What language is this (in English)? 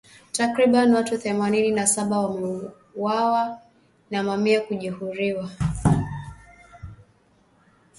Swahili